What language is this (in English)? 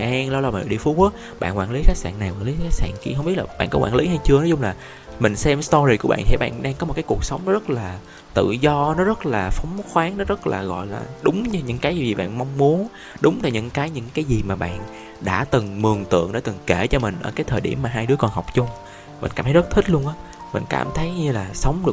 Vietnamese